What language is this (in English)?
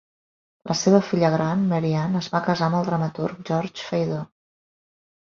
Catalan